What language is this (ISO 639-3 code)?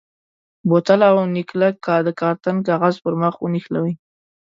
pus